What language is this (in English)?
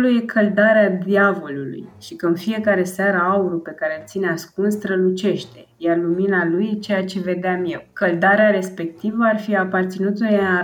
Romanian